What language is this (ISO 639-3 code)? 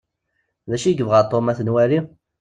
kab